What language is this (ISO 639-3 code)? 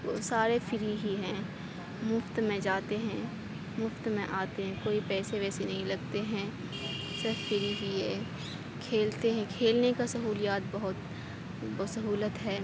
urd